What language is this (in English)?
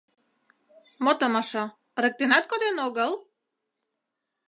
Mari